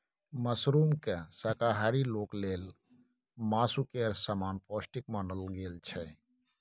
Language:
Maithili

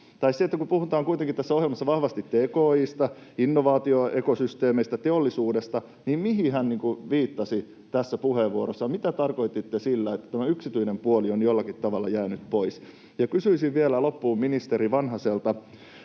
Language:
Finnish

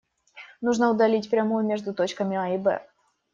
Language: Russian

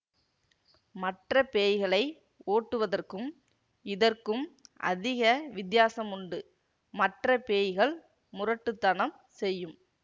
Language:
Tamil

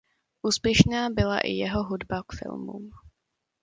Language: Czech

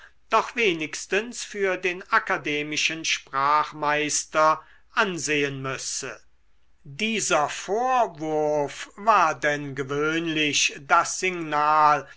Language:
German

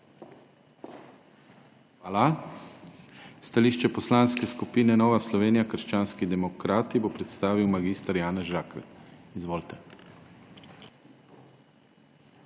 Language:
Slovenian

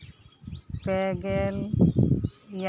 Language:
Santali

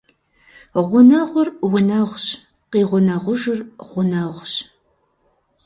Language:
Kabardian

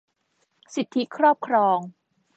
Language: Thai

